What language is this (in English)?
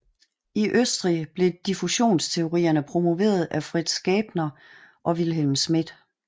Danish